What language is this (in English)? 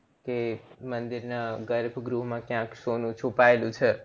Gujarati